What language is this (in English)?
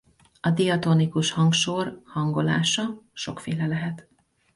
Hungarian